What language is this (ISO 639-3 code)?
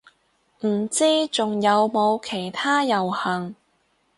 yue